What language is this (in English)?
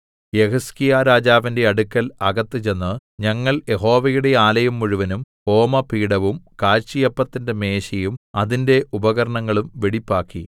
Malayalam